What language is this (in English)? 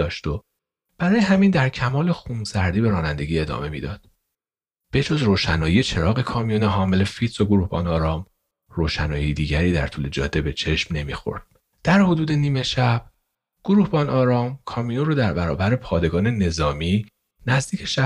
Persian